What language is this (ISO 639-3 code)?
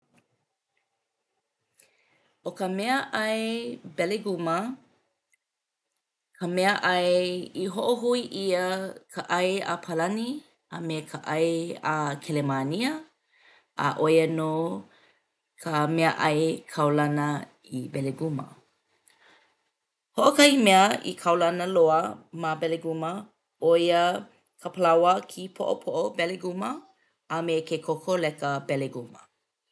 haw